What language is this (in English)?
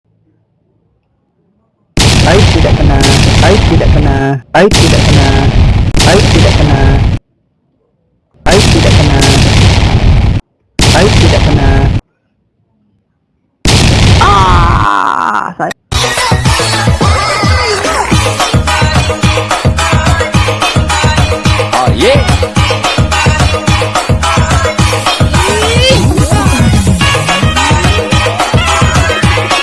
Indonesian